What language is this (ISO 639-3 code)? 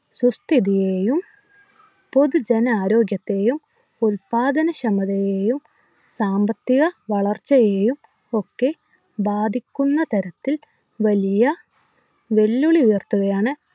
mal